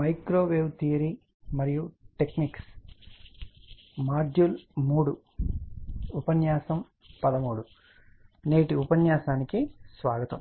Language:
Telugu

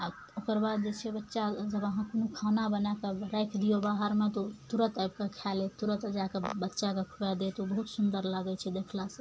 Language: Maithili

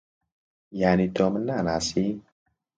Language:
Central Kurdish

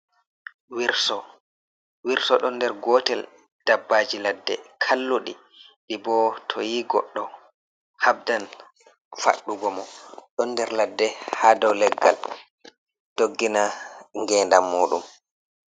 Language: Fula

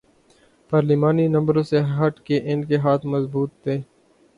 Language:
Urdu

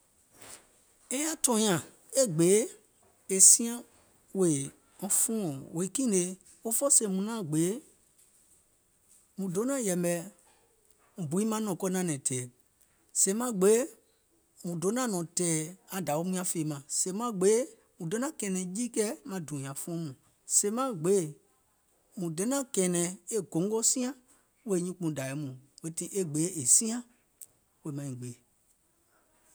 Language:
Gola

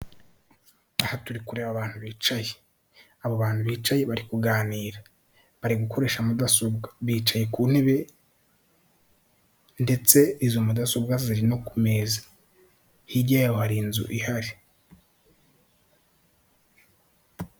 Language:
Kinyarwanda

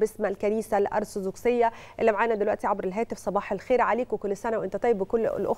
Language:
Arabic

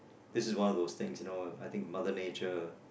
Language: English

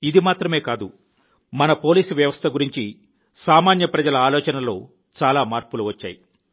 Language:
Telugu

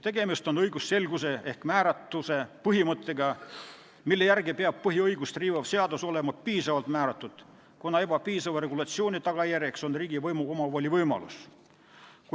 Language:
Estonian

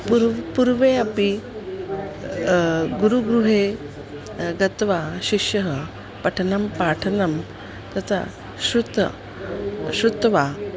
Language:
Sanskrit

